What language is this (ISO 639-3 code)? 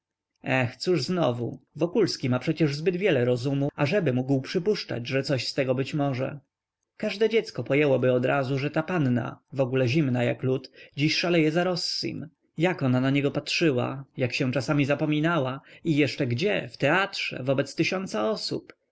pol